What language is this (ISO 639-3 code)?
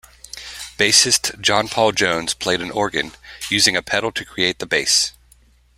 eng